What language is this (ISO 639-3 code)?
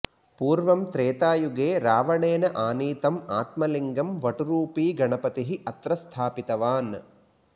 san